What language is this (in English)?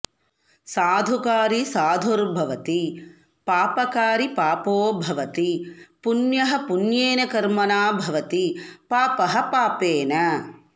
Sanskrit